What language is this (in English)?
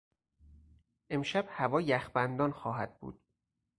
Persian